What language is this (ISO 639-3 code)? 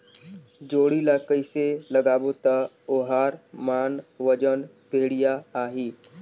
hne